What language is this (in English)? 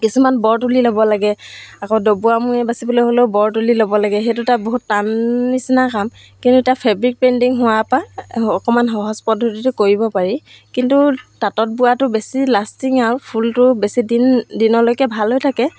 Assamese